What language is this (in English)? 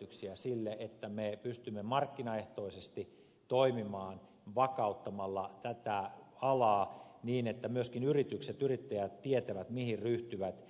Finnish